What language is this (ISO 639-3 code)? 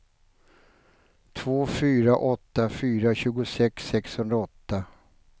swe